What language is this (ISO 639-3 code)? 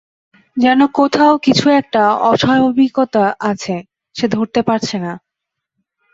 ben